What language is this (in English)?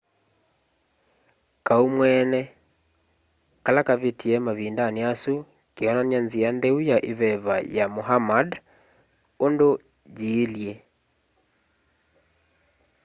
Kamba